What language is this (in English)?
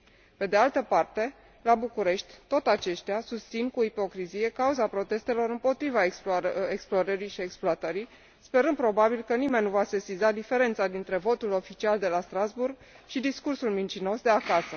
Romanian